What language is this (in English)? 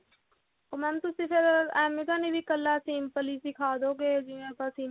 Punjabi